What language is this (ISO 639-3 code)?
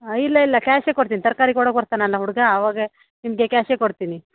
kan